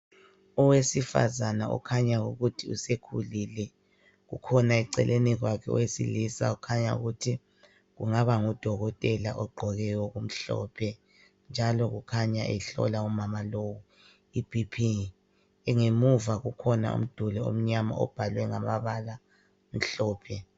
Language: North Ndebele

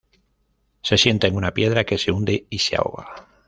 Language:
Spanish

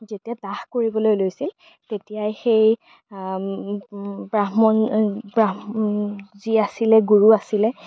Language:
Assamese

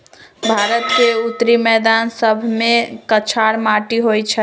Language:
Magahi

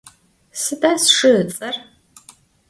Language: Adyghe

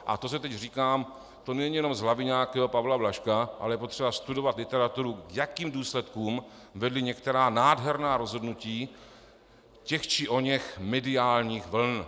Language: Czech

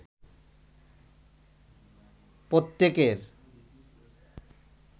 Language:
Bangla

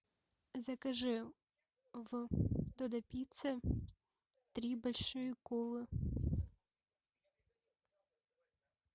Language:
Russian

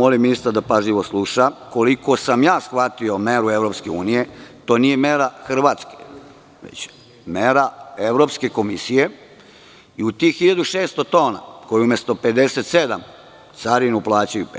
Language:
Serbian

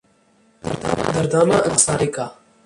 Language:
Urdu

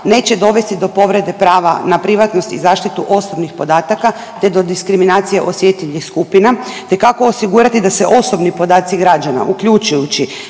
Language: Croatian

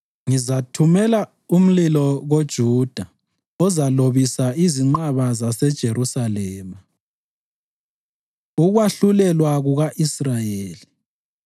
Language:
North Ndebele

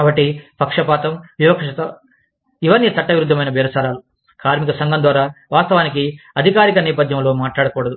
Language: Telugu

